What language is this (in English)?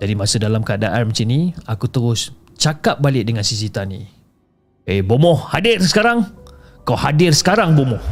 Malay